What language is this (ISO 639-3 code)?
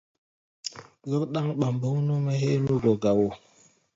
gba